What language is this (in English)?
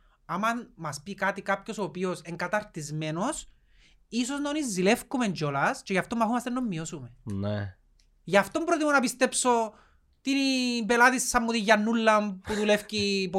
Greek